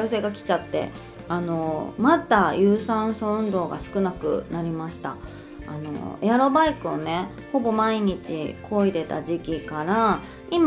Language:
Japanese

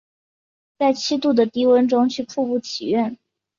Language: Chinese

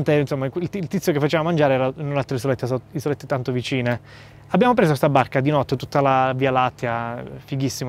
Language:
Italian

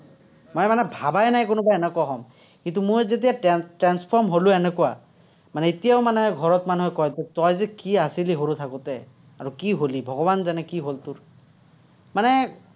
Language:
Assamese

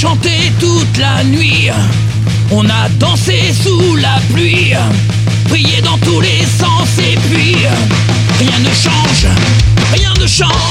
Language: French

